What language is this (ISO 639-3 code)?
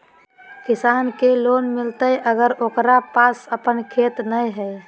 mag